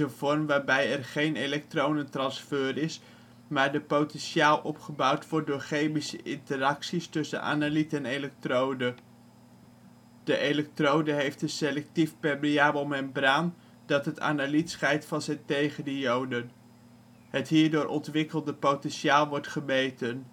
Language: Dutch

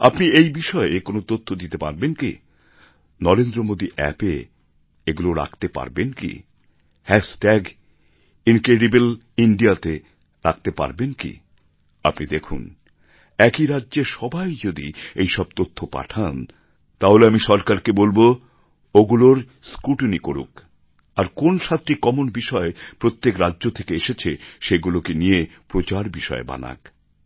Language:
Bangla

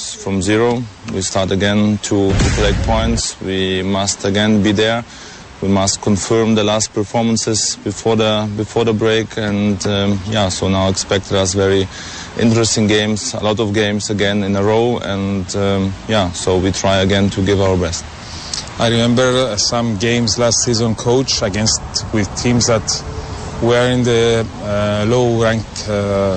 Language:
Greek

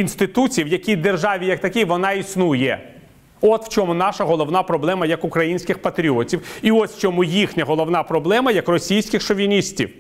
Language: Ukrainian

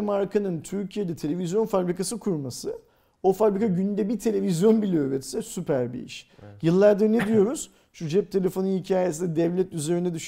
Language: Turkish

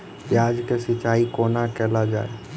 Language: Maithili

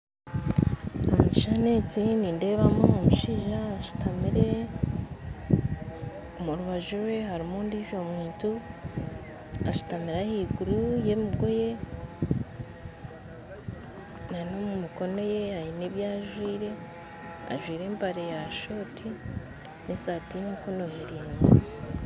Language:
Nyankole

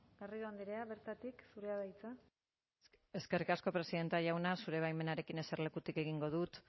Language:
Basque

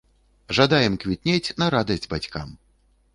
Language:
Belarusian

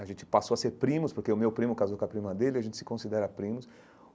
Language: Portuguese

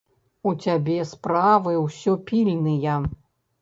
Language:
Belarusian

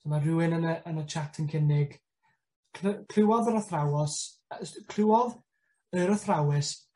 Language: Welsh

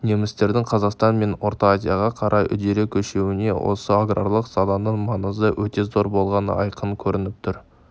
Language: Kazakh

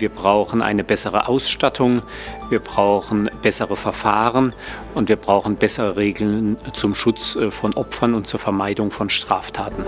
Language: German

